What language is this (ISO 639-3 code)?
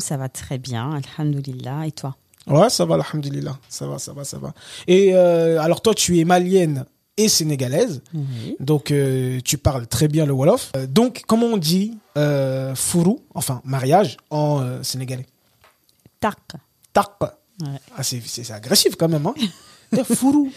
fra